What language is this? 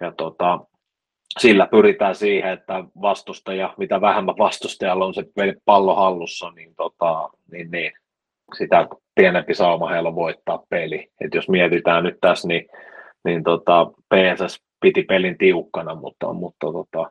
Finnish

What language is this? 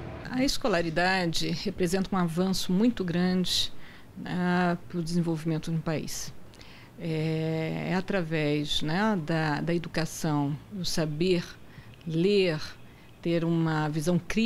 Portuguese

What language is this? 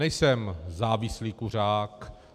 Czech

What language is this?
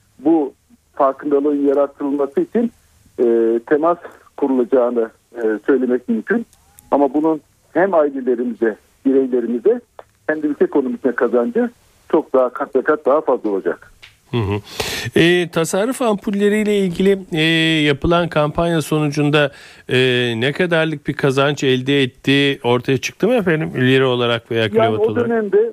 Turkish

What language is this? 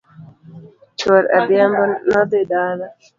Luo (Kenya and Tanzania)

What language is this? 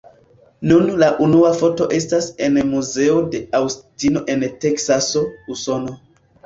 Esperanto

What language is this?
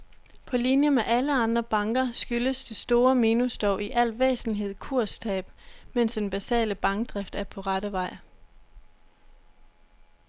Danish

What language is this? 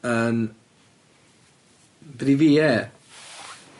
Welsh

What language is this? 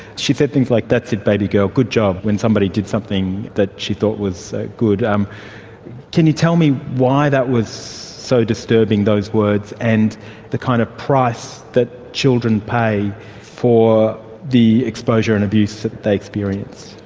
English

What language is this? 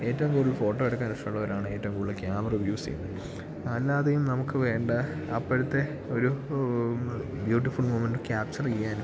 Malayalam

